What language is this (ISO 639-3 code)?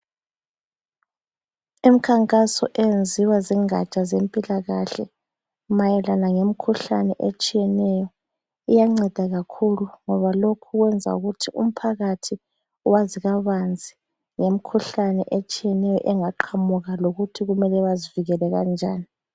nde